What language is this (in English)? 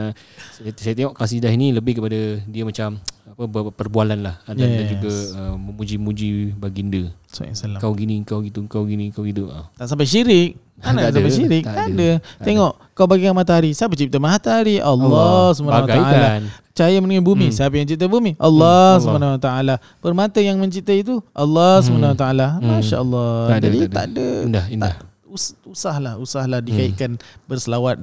Malay